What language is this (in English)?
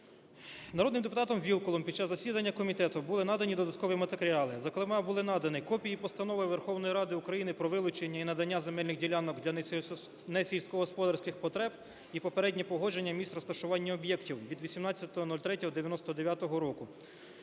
Ukrainian